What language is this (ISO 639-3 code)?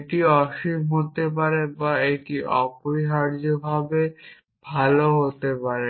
ben